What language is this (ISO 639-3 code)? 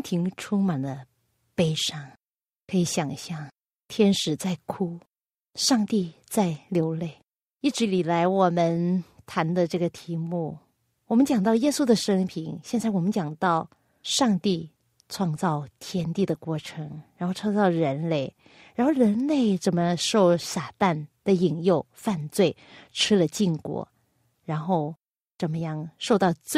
zho